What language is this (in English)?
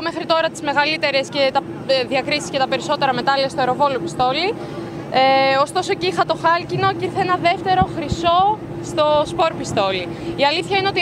Greek